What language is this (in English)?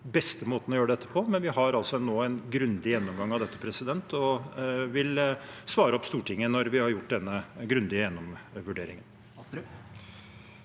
Norwegian